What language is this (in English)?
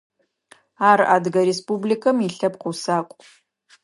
Adyghe